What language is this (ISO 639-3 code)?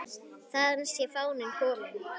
isl